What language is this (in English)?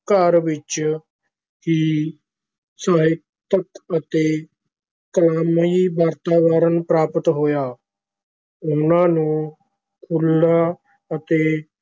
Punjabi